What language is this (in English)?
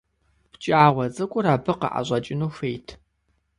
Kabardian